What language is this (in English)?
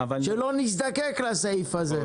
Hebrew